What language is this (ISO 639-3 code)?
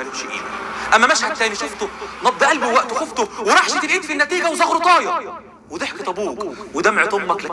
ara